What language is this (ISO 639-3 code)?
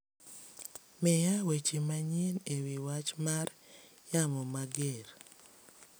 luo